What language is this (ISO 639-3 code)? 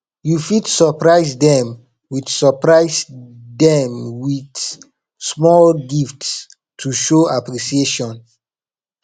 pcm